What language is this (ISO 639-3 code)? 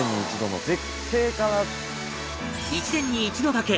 jpn